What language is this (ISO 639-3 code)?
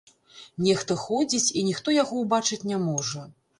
bel